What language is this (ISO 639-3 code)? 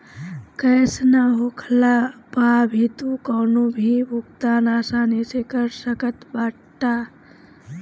bho